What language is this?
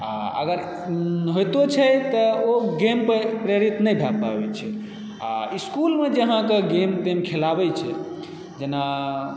Maithili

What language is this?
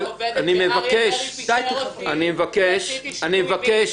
Hebrew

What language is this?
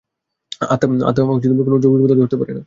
Bangla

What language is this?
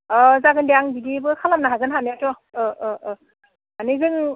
Bodo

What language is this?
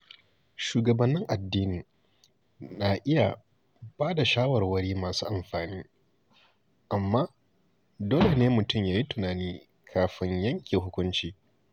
Hausa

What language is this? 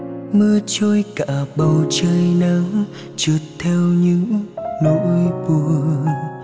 Vietnamese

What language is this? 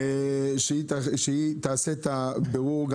Hebrew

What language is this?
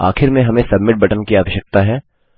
Hindi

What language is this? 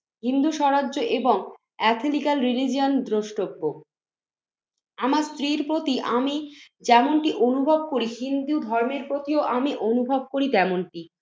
Bangla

